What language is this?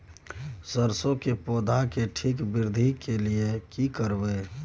Maithili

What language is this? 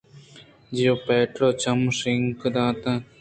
Eastern Balochi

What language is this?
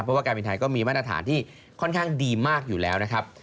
Thai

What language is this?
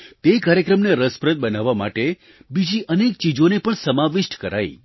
Gujarati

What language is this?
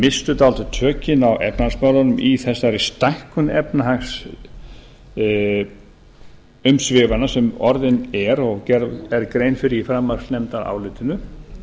Icelandic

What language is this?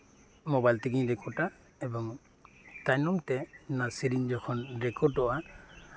Santali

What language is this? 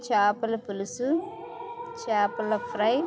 Telugu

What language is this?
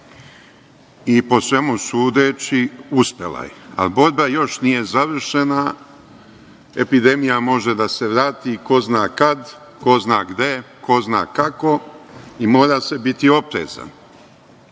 Serbian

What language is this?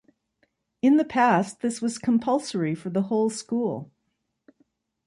English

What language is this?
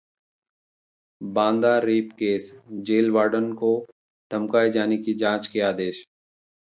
Hindi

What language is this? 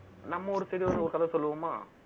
Tamil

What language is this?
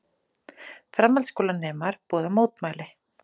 Icelandic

